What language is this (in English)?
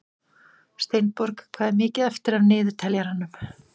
Icelandic